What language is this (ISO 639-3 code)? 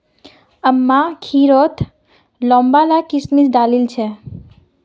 mag